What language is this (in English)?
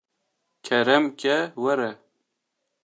Kurdish